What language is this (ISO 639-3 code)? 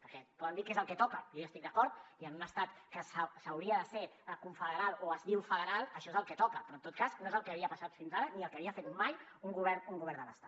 cat